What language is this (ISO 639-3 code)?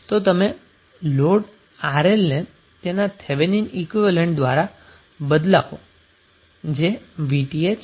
guj